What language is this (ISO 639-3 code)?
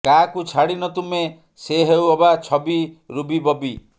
ori